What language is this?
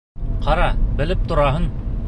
Bashkir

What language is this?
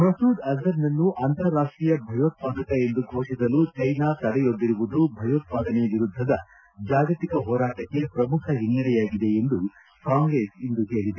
Kannada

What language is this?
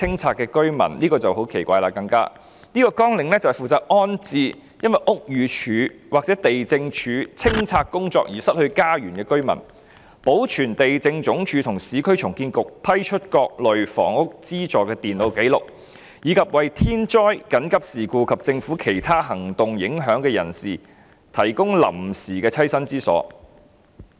Cantonese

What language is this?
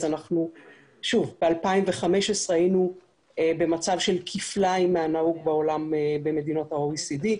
Hebrew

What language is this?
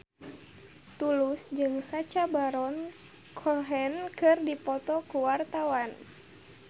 Sundanese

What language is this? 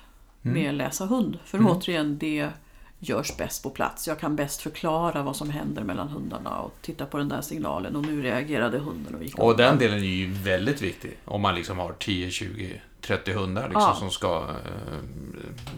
Swedish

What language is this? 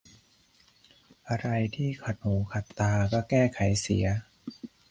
Thai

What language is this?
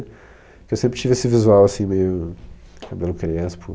Portuguese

